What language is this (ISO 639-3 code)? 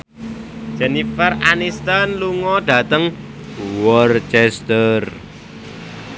jav